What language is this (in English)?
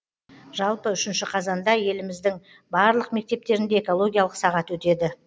Kazakh